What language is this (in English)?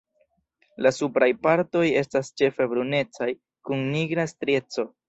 Esperanto